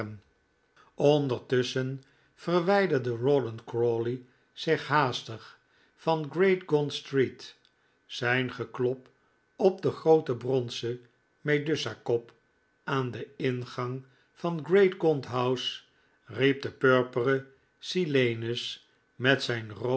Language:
Dutch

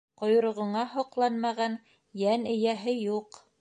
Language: Bashkir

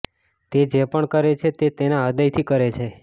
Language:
Gujarati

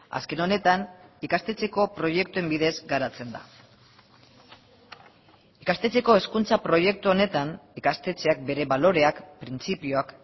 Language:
Basque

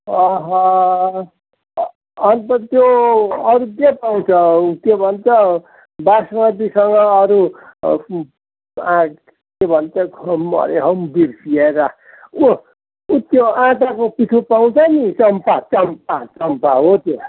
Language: Nepali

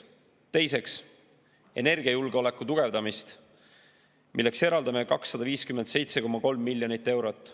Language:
Estonian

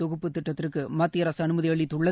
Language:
Tamil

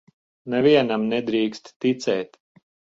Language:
Latvian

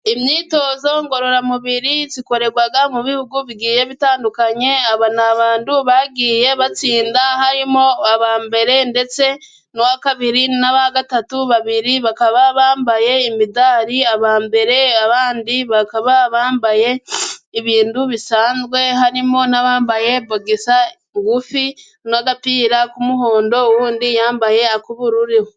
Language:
Kinyarwanda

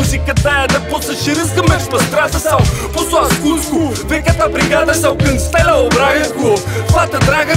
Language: Romanian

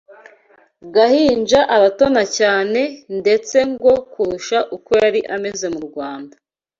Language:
Kinyarwanda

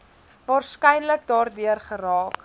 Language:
Afrikaans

